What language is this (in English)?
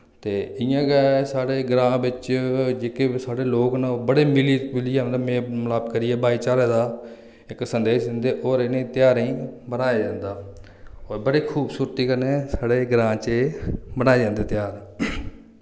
Dogri